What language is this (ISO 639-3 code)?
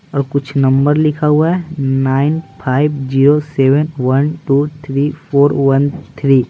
hin